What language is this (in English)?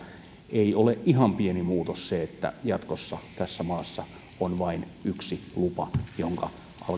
Finnish